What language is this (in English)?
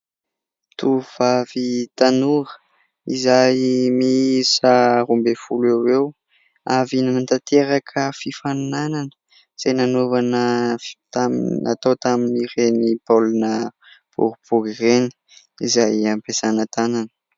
Malagasy